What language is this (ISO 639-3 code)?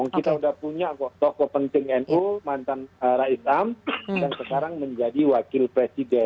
ind